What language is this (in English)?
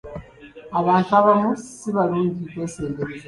Ganda